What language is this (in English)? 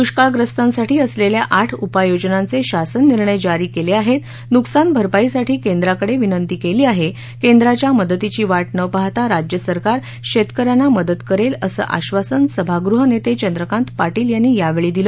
Marathi